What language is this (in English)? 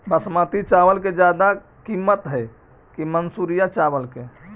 Magahi